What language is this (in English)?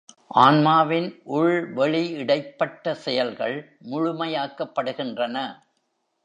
Tamil